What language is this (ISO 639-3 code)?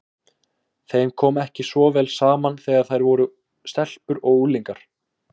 isl